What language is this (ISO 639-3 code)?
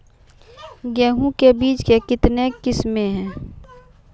mai